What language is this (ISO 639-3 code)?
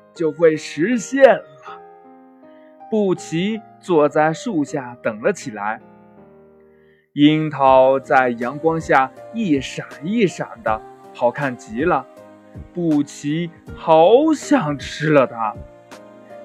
zho